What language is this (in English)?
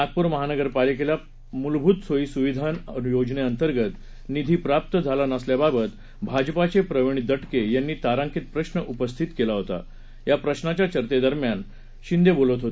Marathi